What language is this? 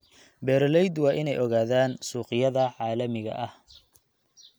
Somali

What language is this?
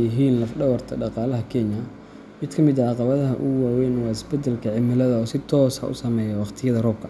Somali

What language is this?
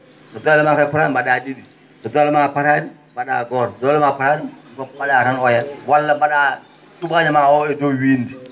Fula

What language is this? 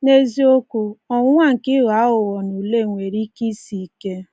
Igbo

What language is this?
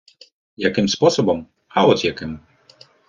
Ukrainian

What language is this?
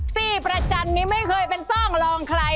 Thai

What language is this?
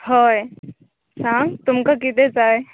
Konkani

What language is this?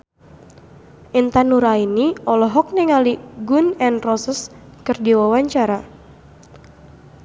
Sundanese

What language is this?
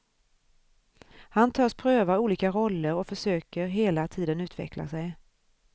Swedish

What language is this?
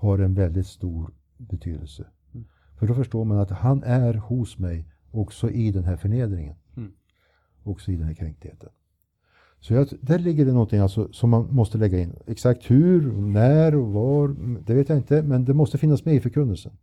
Swedish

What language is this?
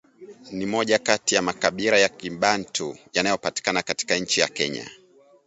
Swahili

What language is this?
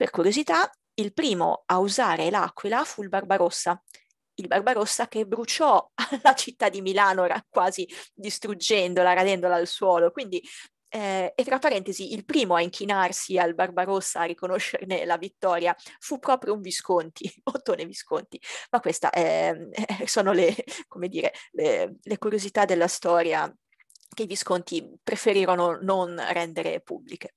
Italian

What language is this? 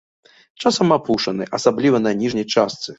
Belarusian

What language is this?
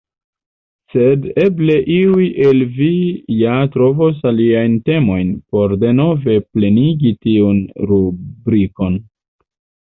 Esperanto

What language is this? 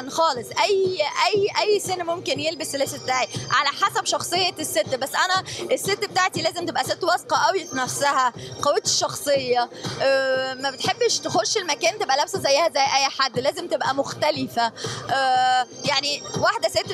Arabic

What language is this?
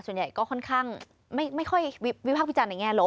Thai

